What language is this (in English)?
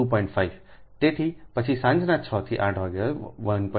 Gujarati